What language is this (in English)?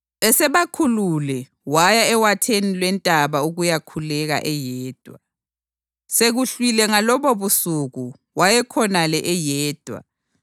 North Ndebele